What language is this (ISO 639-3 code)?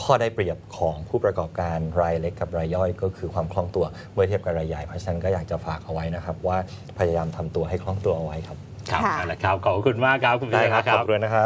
tha